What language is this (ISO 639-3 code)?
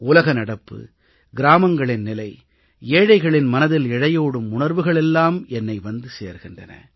tam